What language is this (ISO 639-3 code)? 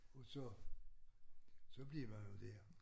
dan